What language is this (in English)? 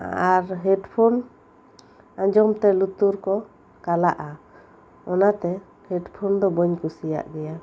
Santali